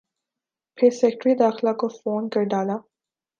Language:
Urdu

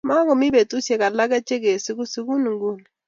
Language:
Kalenjin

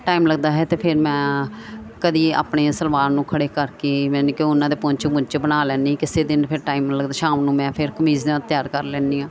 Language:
Punjabi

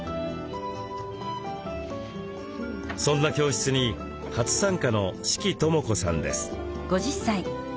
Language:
Japanese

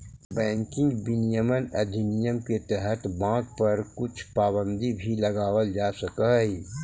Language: Magahi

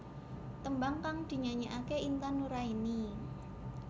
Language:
Javanese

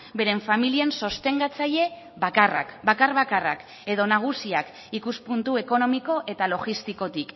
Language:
Basque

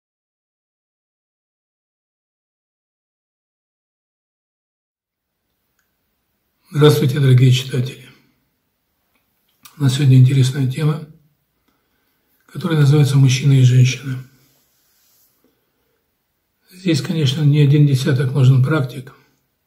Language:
Russian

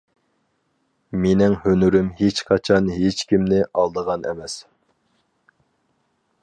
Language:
Uyghur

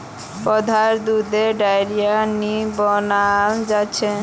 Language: Magahi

